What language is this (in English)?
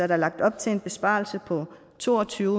Danish